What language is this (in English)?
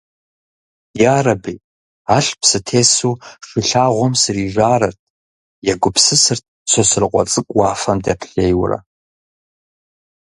Kabardian